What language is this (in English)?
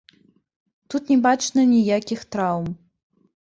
Belarusian